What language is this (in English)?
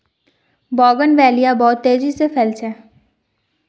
Magahi